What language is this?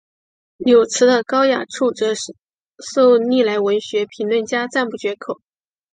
Chinese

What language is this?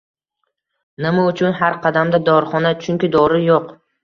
Uzbek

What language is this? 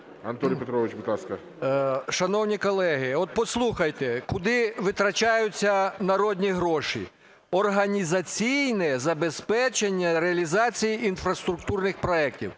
Ukrainian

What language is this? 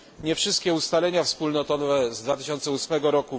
Polish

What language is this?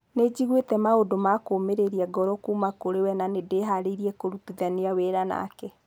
Kikuyu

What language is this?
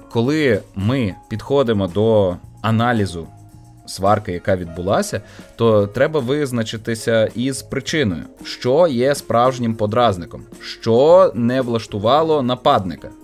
Ukrainian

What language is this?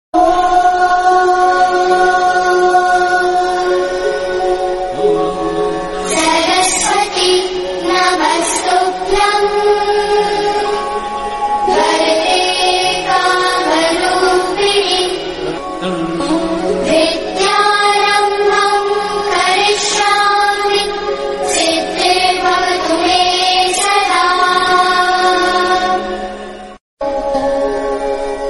Hindi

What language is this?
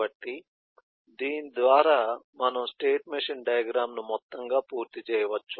Telugu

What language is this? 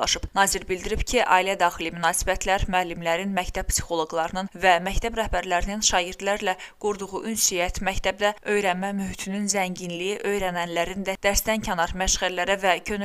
Turkish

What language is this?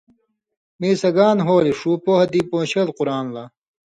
Indus Kohistani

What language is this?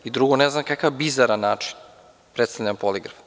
Serbian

